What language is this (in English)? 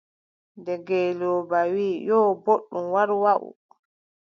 Adamawa Fulfulde